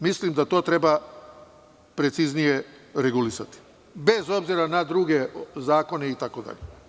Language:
Serbian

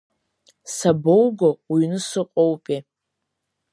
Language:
Abkhazian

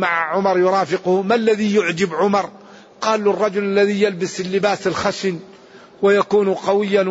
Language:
Arabic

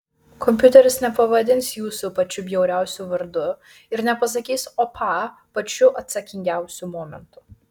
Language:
Lithuanian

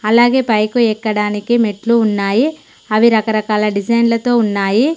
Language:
Telugu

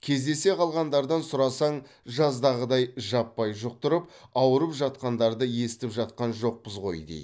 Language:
Kazakh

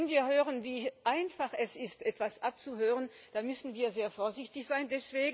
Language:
German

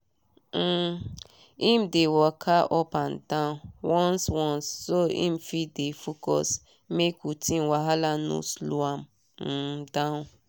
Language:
Nigerian Pidgin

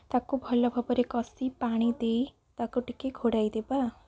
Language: Odia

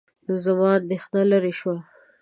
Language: Pashto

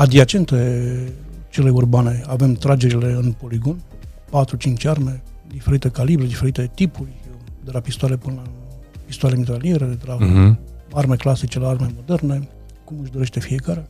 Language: Romanian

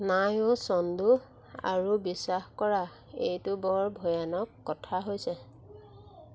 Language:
Assamese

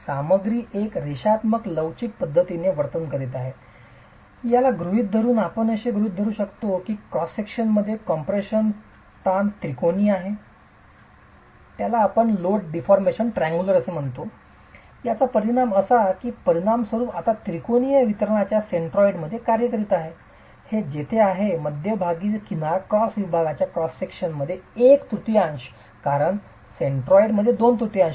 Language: Marathi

